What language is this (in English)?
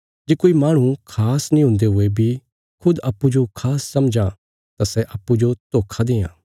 Bilaspuri